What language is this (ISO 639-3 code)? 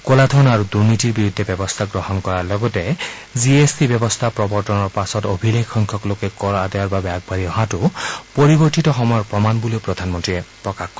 asm